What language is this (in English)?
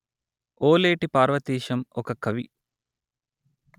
Telugu